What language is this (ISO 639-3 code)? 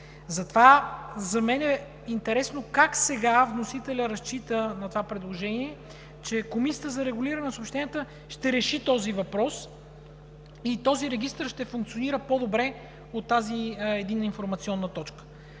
bul